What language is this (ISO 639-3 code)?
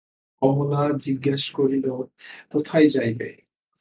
ben